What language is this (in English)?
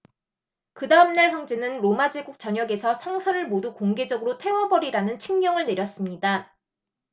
Korean